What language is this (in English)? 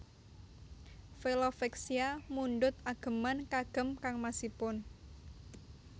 Javanese